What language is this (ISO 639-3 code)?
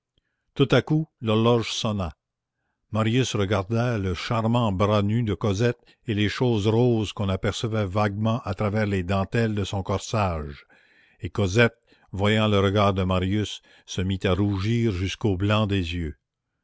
fra